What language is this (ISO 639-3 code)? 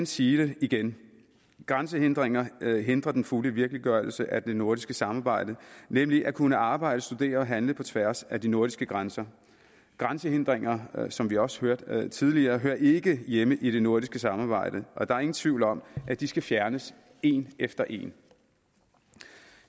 dan